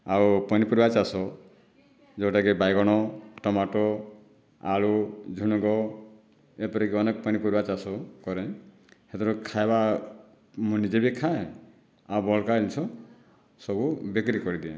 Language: Odia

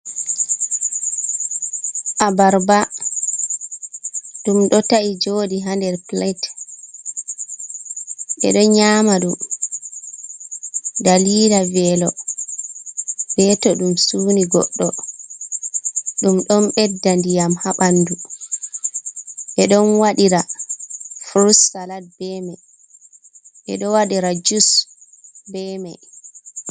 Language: Fula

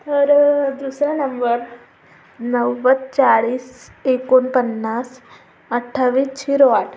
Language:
Marathi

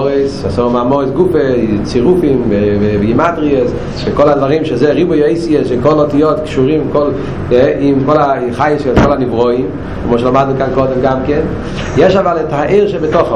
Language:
Hebrew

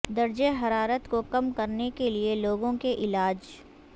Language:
Urdu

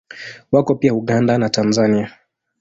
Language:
Swahili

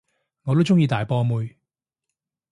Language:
Cantonese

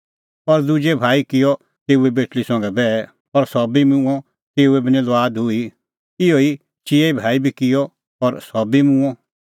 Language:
Kullu Pahari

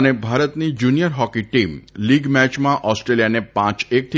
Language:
Gujarati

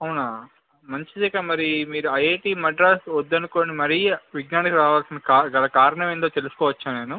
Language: Telugu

